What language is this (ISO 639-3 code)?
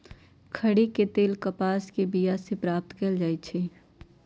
mag